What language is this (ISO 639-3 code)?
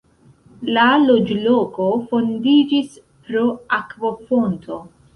epo